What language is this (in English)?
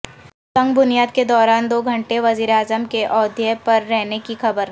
Urdu